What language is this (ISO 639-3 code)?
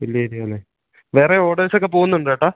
mal